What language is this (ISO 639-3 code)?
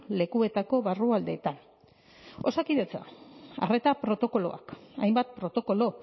eus